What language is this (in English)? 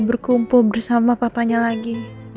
Indonesian